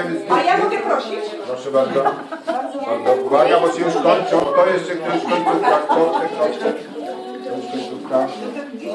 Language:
Polish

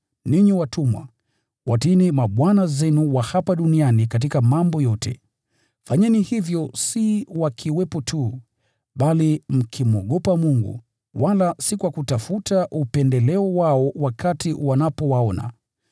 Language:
Swahili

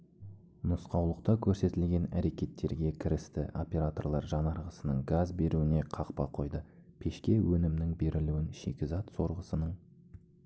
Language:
Kazakh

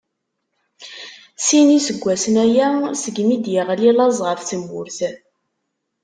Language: Kabyle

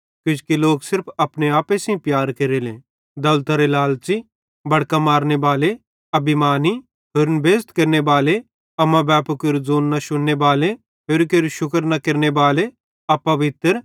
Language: Bhadrawahi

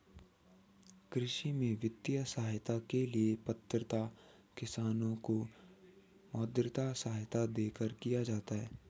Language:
Hindi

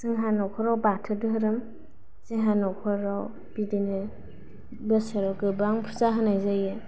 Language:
Bodo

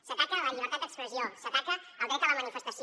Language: Catalan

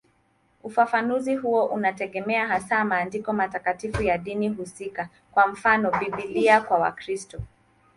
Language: Swahili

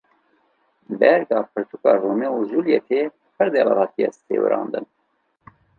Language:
Kurdish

